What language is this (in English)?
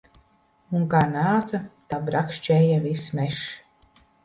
Latvian